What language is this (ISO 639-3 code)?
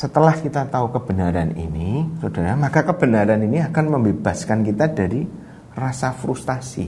ind